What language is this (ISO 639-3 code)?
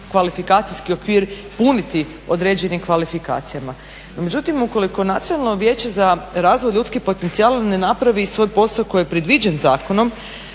hrv